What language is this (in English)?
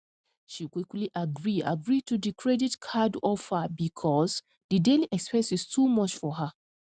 Nigerian Pidgin